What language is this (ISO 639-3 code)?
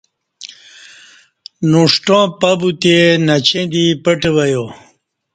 bsh